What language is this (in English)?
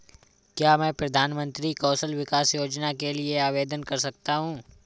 Hindi